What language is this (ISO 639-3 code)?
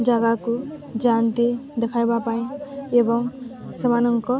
ori